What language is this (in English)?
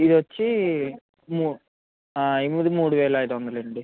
Telugu